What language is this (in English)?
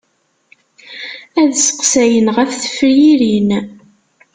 Kabyle